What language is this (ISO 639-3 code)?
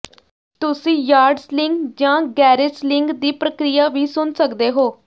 pan